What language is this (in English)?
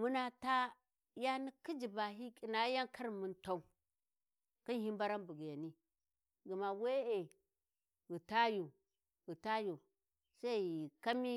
Warji